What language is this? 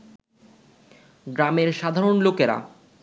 Bangla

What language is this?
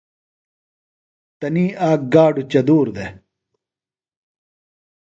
Phalura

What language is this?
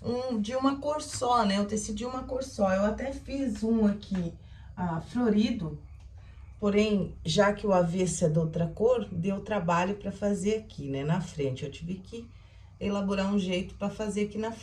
Portuguese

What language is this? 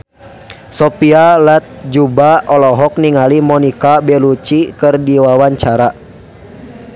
Sundanese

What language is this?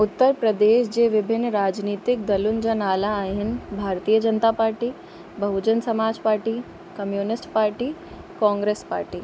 Sindhi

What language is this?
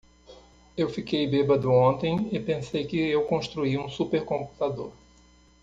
Portuguese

